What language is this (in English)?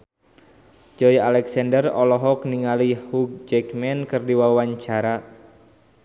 Sundanese